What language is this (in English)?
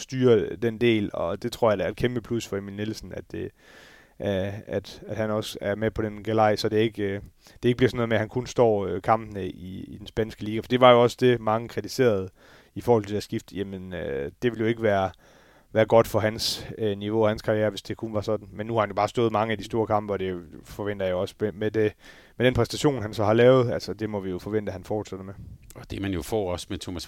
Danish